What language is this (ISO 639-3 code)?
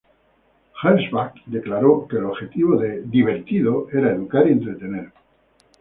spa